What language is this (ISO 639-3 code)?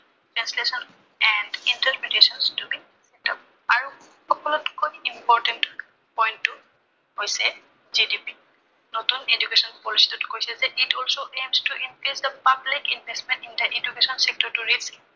asm